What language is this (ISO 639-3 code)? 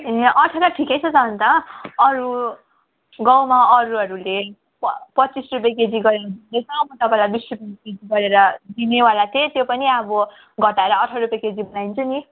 nep